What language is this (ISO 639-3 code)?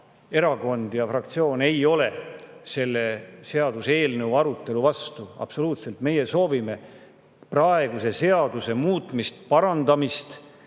est